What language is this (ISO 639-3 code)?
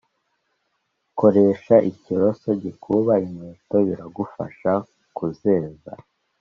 kin